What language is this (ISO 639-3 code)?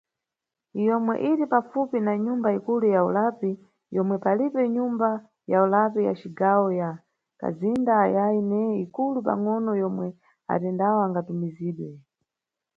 nyu